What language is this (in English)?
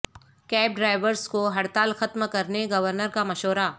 Urdu